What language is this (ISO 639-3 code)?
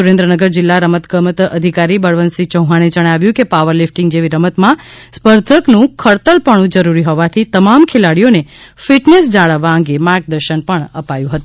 guj